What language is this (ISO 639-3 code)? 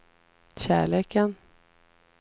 swe